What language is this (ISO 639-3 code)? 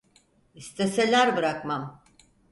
tur